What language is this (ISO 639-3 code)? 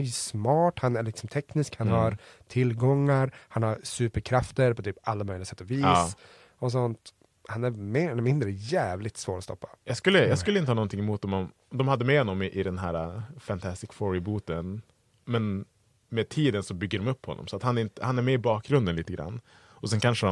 swe